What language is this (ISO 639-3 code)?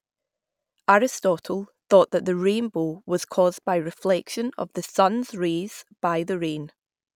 eng